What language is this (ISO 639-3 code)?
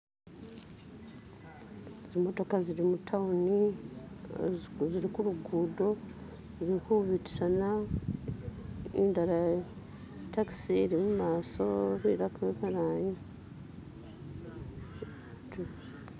myx